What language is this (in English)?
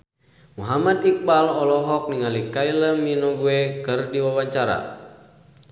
Sundanese